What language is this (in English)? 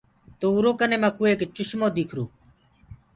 Gurgula